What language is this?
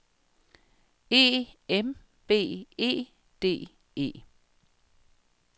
Danish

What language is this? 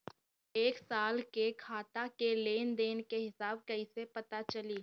Bhojpuri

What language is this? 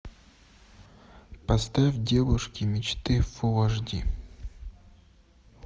Russian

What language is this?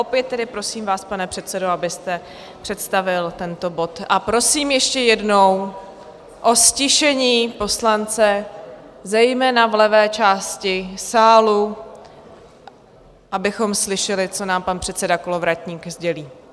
Czech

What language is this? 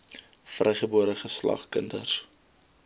Afrikaans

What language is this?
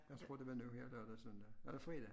Danish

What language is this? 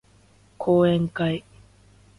Japanese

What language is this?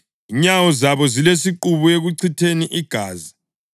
North Ndebele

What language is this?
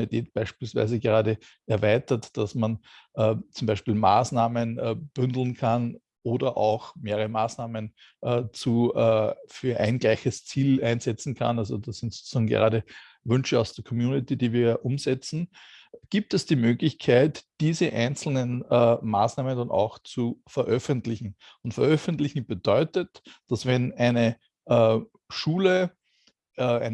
German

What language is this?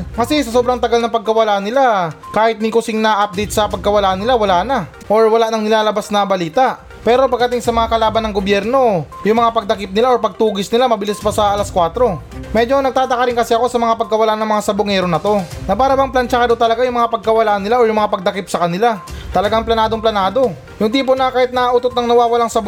Filipino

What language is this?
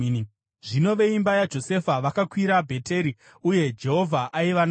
Shona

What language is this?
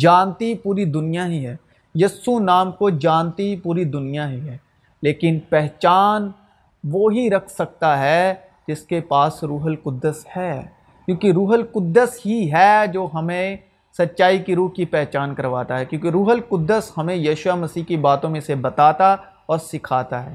Urdu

